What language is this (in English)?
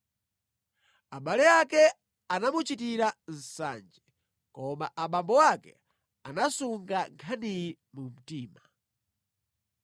Nyanja